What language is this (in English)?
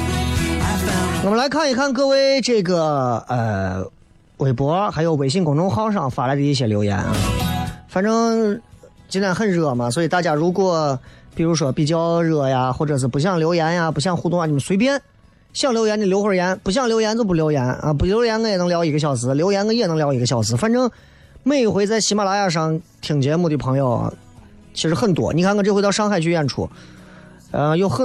Chinese